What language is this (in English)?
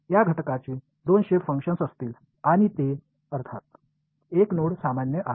Marathi